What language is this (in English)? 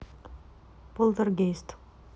Russian